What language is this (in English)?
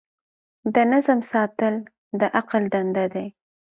Pashto